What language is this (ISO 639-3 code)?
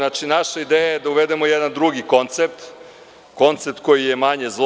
srp